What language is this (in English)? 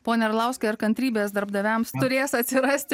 Lithuanian